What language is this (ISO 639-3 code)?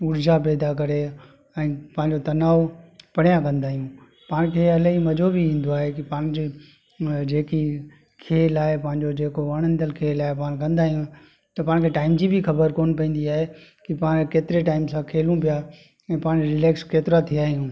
snd